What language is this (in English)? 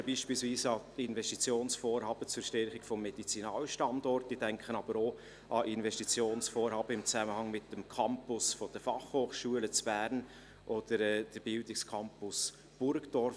Swiss German